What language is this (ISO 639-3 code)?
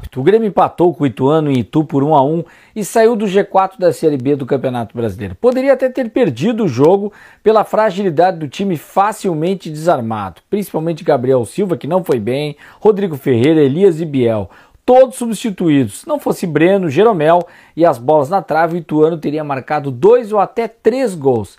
por